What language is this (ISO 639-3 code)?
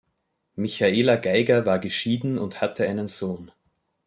deu